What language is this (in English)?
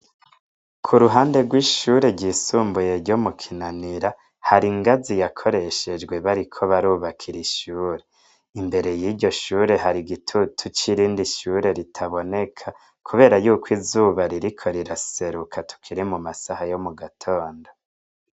Rundi